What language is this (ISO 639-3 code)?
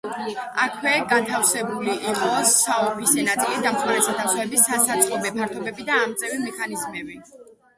kat